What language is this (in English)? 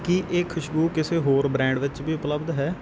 Punjabi